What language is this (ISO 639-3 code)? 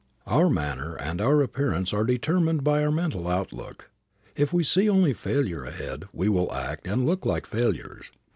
eng